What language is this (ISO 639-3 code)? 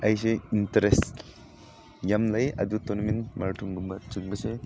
mni